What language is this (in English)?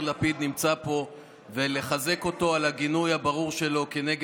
Hebrew